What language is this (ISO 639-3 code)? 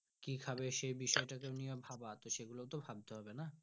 ben